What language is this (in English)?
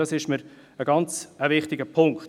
Swiss German